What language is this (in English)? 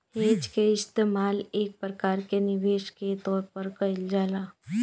Bhojpuri